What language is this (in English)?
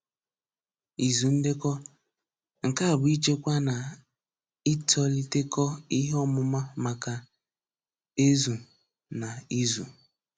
Igbo